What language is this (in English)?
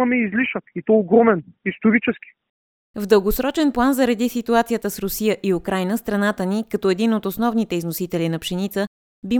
Bulgarian